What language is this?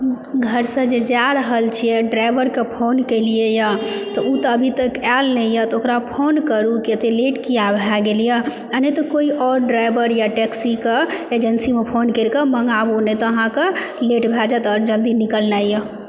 Maithili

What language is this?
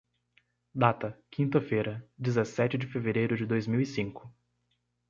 Portuguese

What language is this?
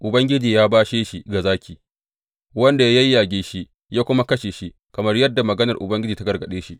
Hausa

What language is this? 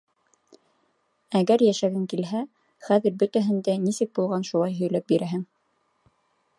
Bashkir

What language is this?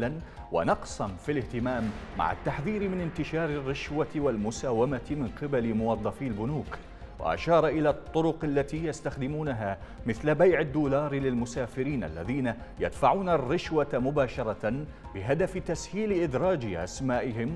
Arabic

